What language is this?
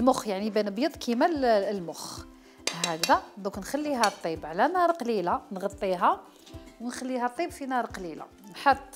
Arabic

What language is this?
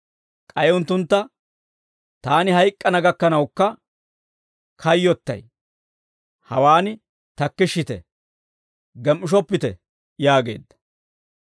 Dawro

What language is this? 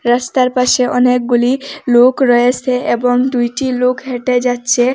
Bangla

